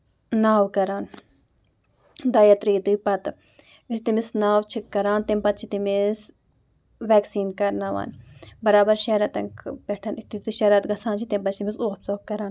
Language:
Kashmiri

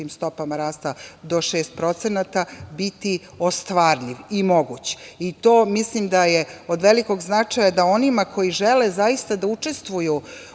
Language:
Serbian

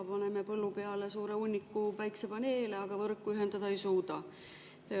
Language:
Estonian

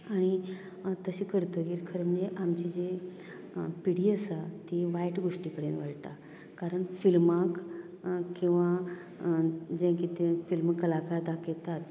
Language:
Konkani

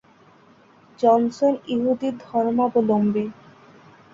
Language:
Bangla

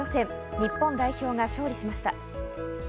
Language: Japanese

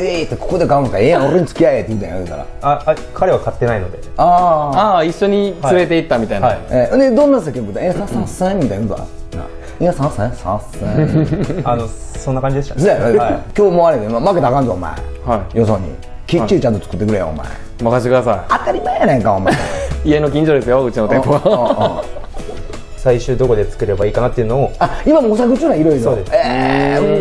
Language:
Japanese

